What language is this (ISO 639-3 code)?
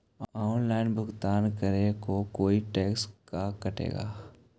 mag